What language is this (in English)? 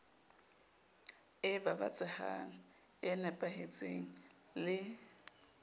Southern Sotho